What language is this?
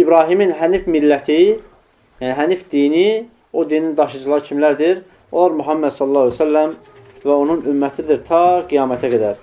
Turkish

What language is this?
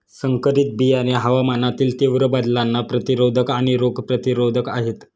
Marathi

